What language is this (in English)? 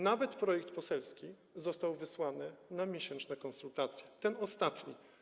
Polish